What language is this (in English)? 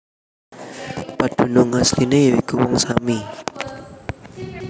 Javanese